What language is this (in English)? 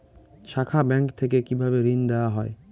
Bangla